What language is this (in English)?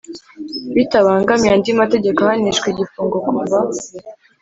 Kinyarwanda